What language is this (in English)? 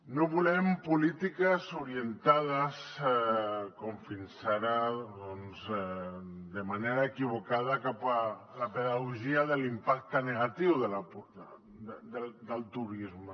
Catalan